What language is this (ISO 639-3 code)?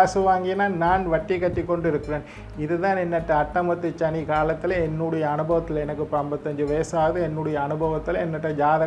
ind